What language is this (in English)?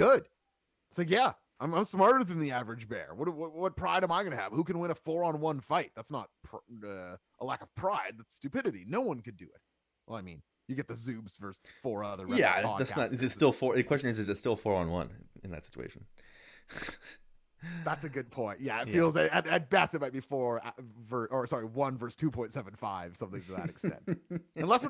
English